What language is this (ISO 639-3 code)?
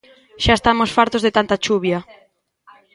glg